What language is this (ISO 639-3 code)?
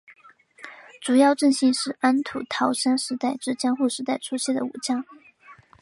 zho